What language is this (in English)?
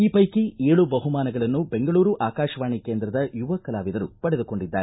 Kannada